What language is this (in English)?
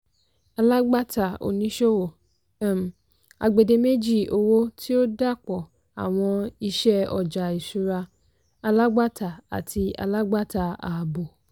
Yoruba